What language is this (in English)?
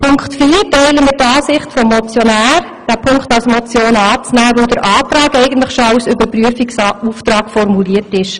Swiss German